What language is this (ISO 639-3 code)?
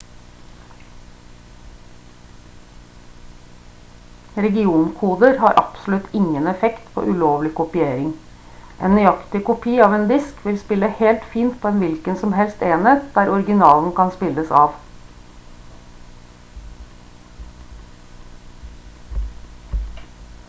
nob